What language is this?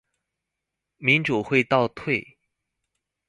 Chinese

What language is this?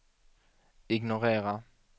Swedish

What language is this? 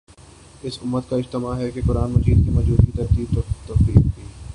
Urdu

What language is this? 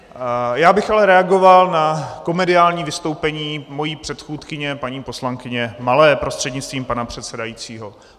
Czech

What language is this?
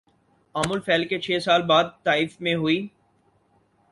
Urdu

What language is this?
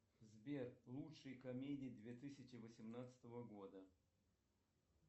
Russian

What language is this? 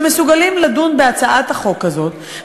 Hebrew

